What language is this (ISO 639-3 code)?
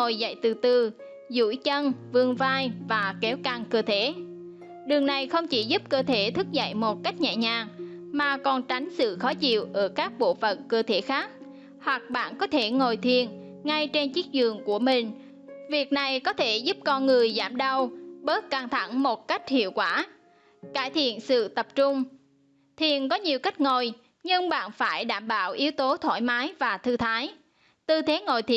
vie